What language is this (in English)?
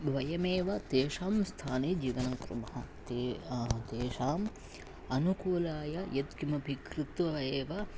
Sanskrit